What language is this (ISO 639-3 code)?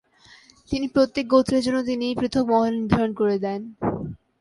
ben